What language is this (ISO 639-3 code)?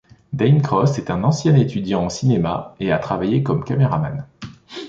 fra